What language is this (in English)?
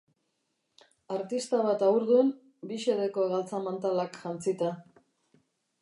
Basque